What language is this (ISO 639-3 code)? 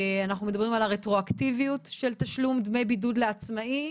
heb